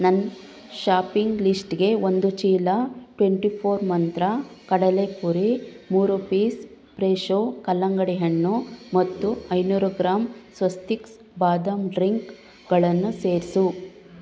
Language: Kannada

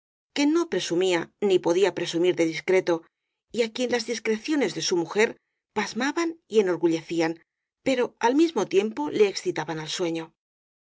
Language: Spanish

